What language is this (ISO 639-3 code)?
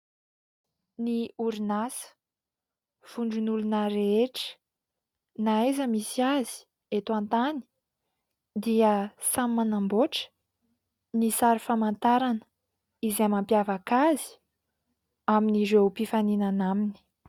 mlg